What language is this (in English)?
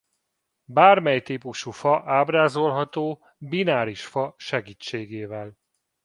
Hungarian